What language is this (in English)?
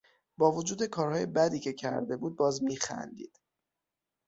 Persian